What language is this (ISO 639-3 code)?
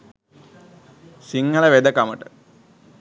sin